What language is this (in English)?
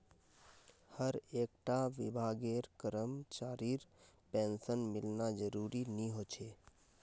Magahi